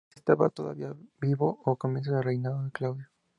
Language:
Spanish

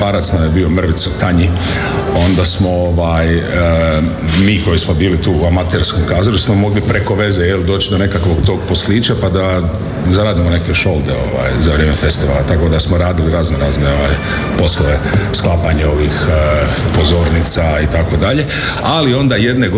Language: Croatian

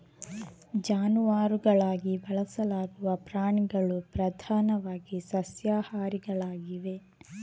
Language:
Kannada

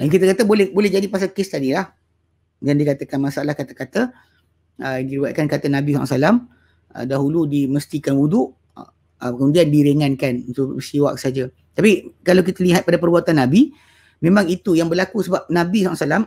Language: Malay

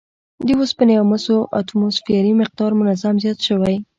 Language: Pashto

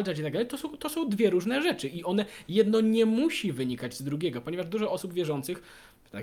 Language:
Polish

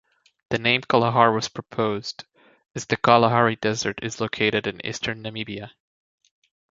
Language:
English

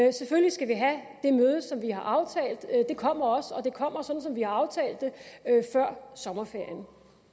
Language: Danish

